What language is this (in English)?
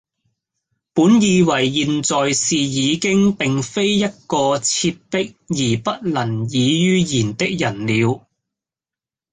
Cantonese